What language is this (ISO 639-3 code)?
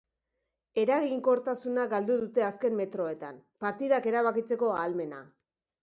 eus